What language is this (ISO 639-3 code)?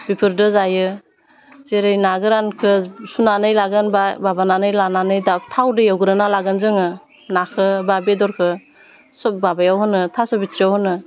brx